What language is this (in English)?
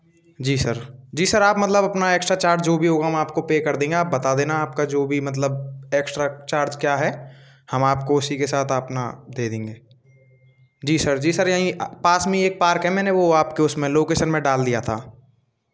Hindi